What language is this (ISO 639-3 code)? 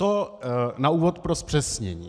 ces